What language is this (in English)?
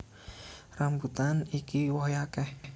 Javanese